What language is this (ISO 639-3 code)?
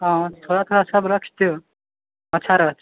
mai